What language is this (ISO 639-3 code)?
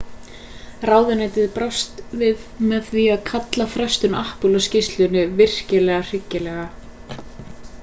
isl